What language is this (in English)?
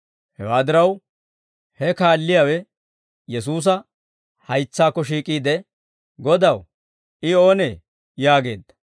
Dawro